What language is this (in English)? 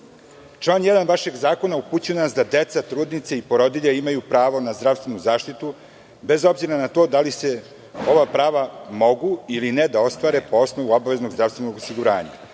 Serbian